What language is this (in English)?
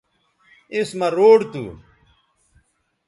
Bateri